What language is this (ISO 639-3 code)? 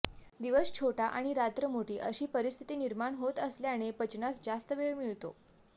mar